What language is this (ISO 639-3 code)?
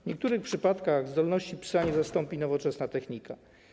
pol